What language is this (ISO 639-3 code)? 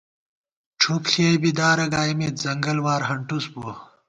gwt